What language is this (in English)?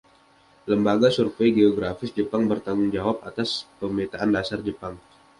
Indonesian